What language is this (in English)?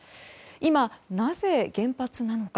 Japanese